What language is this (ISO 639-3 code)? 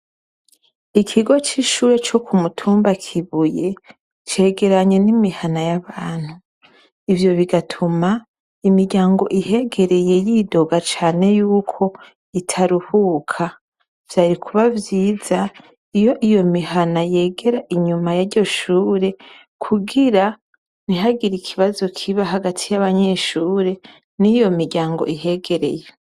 run